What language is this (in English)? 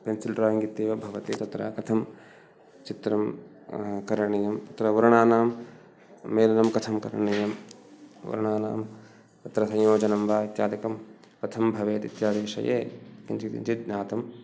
Sanskrit